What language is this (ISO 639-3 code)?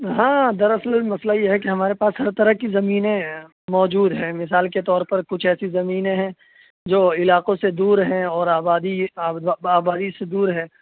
urd